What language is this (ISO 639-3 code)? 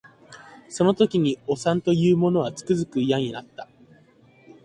jpn